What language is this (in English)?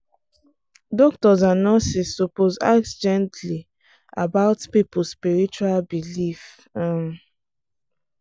Nigerian Pidgin